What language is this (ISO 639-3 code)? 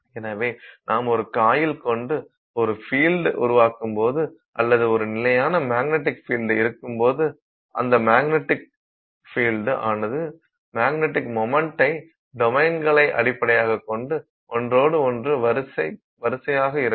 tam